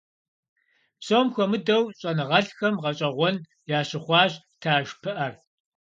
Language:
Kabardian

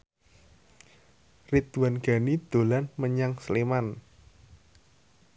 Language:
Javanese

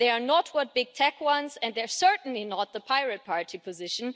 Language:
English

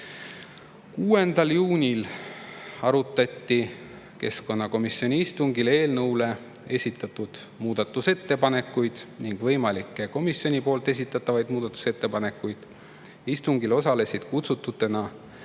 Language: Estonian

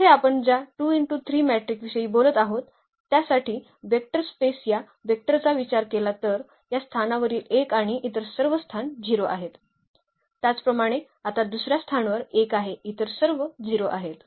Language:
Marathi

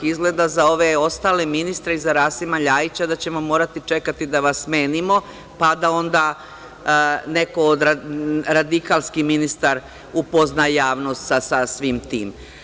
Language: Serbian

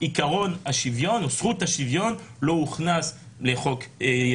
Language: Hebrew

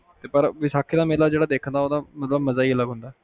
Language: Punjabi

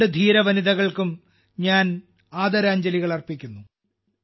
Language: Malayalam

